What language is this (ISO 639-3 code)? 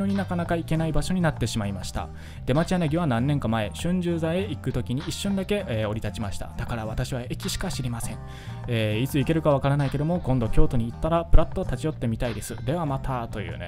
jpn